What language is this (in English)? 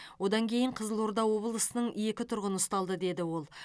Kazakh